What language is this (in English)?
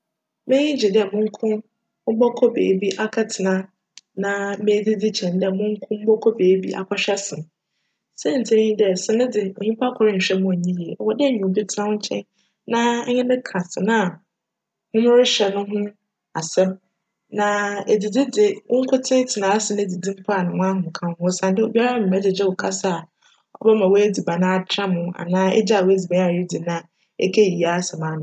Akan